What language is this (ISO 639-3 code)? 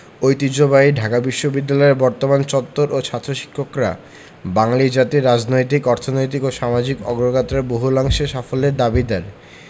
ben